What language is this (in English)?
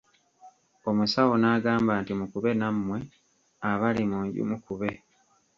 Ganda